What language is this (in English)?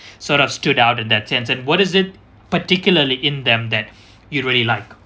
English